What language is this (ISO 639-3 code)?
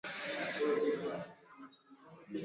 swa